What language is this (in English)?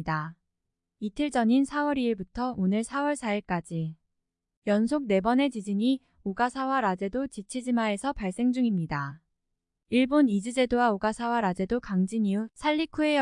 Korean